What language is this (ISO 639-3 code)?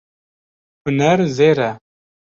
kur